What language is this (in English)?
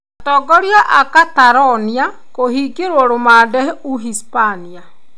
Kikuyu